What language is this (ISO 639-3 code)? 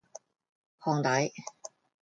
yue